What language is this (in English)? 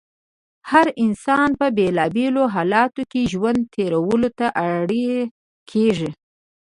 Pashto